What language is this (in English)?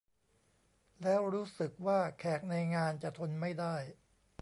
Thai